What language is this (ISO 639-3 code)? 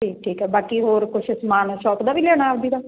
pan